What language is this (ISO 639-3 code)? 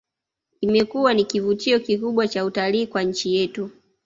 swa